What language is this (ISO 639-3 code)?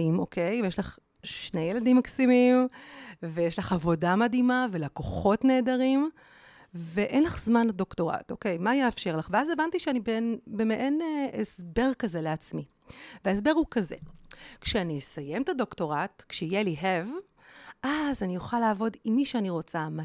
heb